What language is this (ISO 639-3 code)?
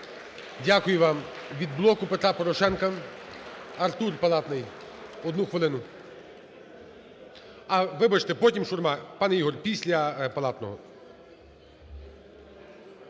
ukr